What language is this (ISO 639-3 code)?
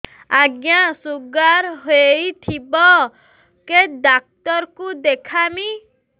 ori